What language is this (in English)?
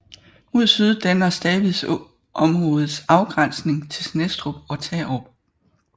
Danish